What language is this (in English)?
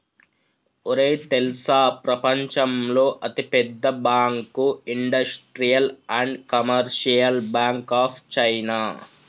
Telugu